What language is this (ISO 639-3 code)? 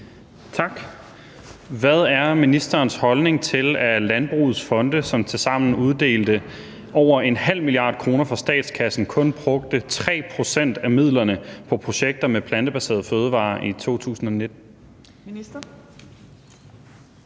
dan